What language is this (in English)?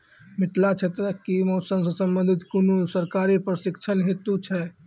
Maithili